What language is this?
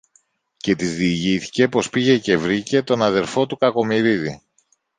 Greek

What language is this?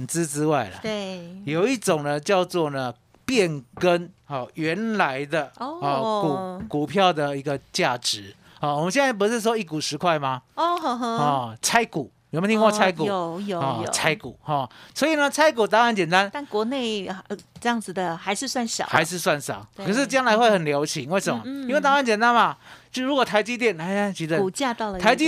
Chinese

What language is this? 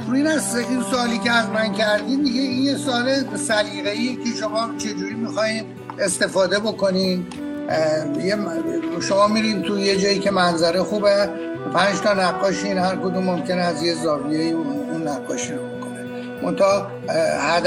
Persian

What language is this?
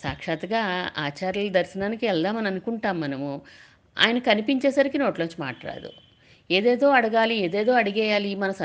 Telugu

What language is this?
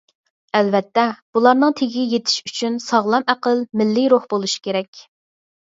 Uyghur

